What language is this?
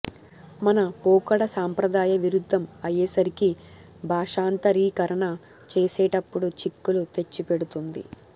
Telugu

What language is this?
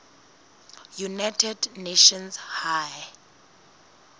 Southern Sotho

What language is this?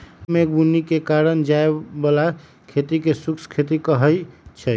Magahi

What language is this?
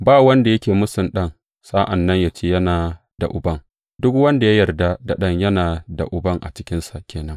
Hausa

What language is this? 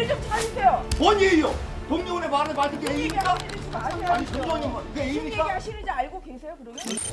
Korean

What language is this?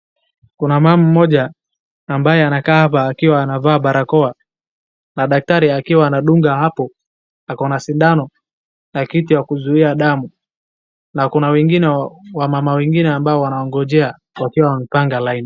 Swahili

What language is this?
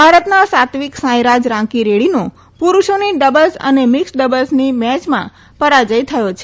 Gujarati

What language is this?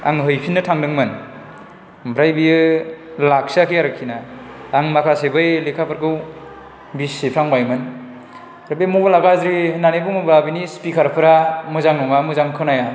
Bodo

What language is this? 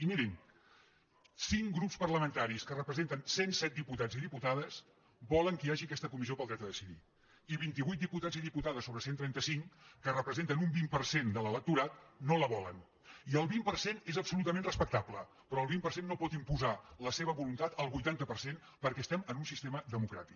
Catalan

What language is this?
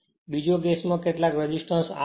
Gujarati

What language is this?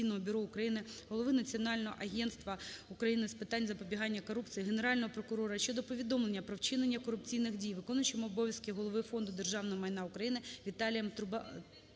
Ukrainian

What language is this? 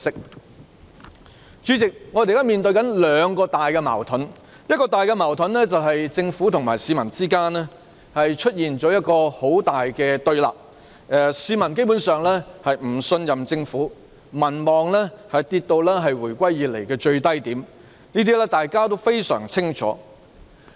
Cantonese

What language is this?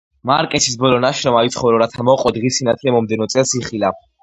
Georgian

